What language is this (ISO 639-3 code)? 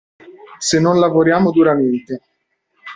ita